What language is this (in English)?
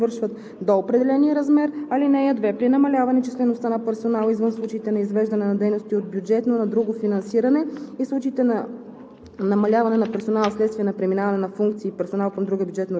Bulgarian